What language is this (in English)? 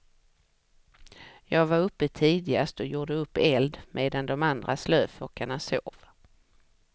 Swedish